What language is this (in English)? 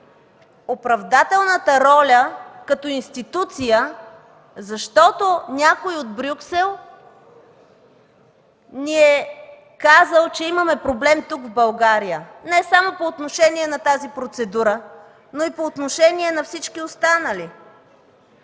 Bulgarian